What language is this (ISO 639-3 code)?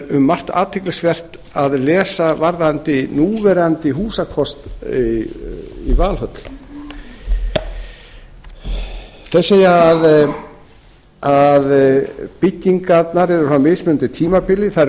isl